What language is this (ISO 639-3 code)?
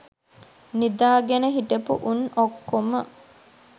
sin